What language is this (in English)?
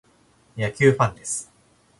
Japanese